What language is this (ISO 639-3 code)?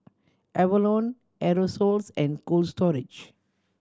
eng